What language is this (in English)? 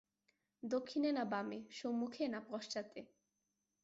Bangla